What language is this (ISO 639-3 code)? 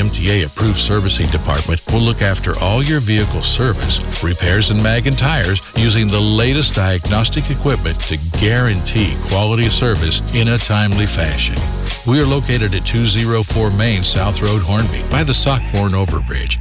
fil